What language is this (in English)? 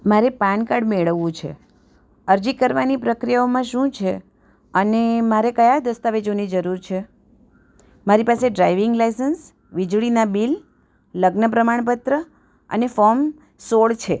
Gujarati